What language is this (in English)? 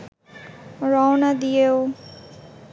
Bangla